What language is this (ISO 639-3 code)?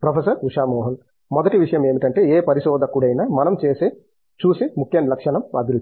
tel